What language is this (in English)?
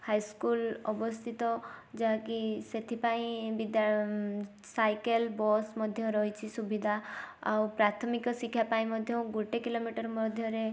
Odia